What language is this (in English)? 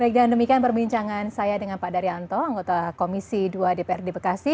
Indonesian